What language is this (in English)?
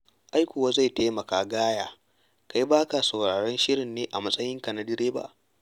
Hausa